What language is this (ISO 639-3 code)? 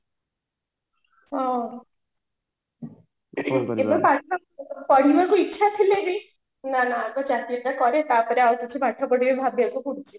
ori